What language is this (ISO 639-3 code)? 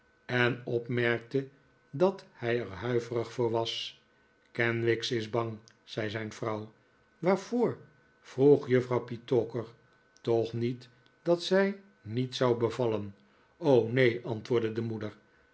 nld